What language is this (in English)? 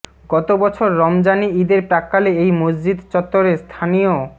Bangla